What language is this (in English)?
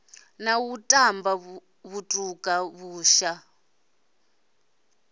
Venda